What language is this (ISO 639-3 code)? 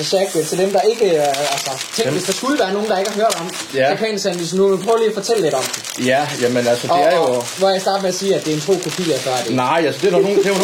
dan